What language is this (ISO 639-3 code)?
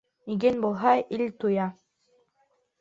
bak